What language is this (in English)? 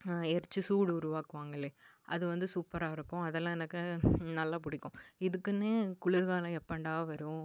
Tamil